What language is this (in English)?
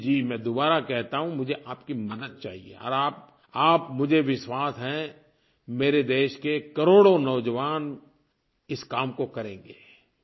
Hindi